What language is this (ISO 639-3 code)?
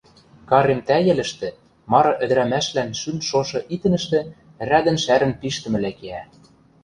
mrj